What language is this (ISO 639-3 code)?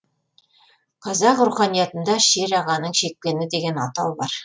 kaz